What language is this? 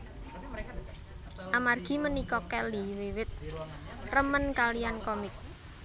Javanese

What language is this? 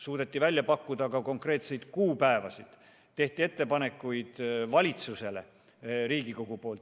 Estonian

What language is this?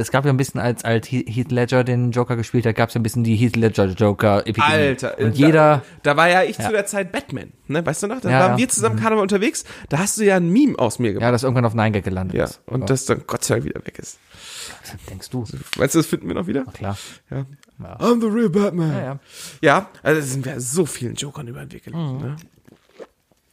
German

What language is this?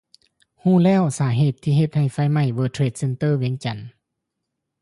Lao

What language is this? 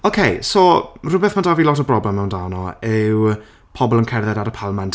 Welsh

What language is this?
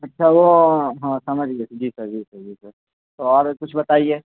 Urdu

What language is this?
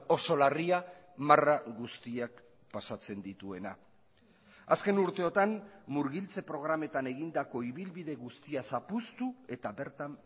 Basque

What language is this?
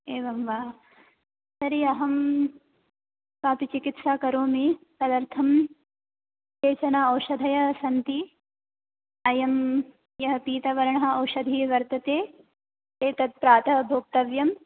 Sanskrit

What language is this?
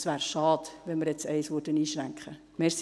Swiss German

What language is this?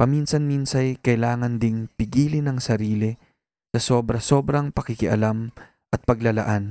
Filipino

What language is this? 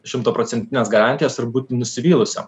Lithuanian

